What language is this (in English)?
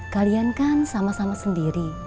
Indonesian